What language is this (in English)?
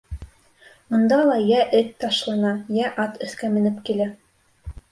Bashkir